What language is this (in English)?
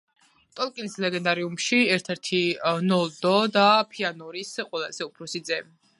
Georgian